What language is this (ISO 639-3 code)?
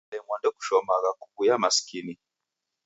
dav